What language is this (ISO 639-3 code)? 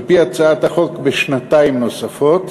heb